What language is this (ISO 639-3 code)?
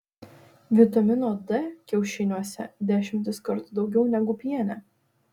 lit